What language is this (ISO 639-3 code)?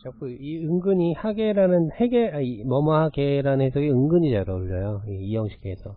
kor